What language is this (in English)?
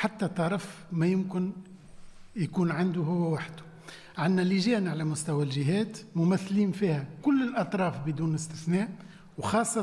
Arabic